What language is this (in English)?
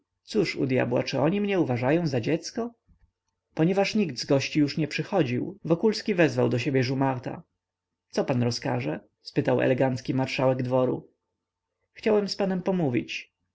Polish